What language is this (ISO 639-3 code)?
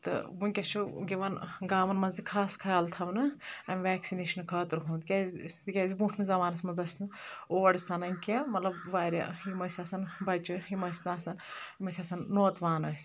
kas